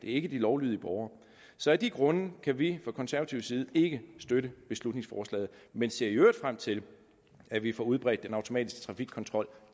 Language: Danish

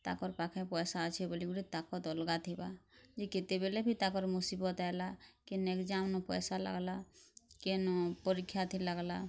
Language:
Odia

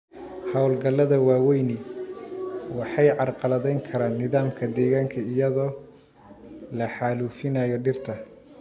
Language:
Somali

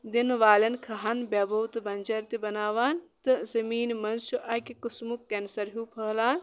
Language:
Kashmiri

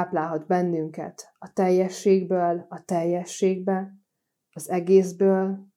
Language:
Hungarian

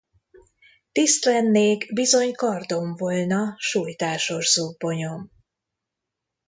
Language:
Hungarian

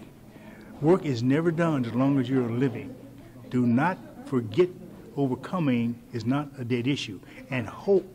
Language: English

